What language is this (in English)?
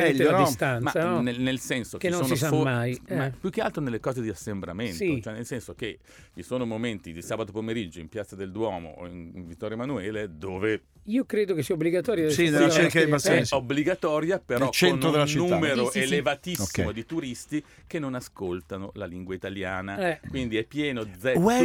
Italian